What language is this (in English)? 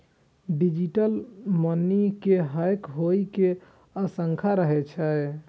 Maithili